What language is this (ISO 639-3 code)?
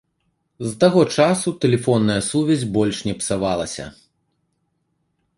bel